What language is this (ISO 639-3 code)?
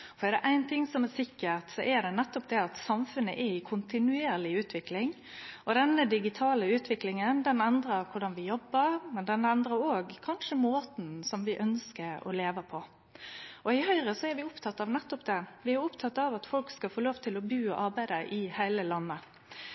nno